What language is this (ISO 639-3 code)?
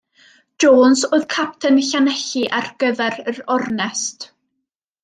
cym